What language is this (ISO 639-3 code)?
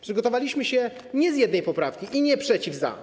pol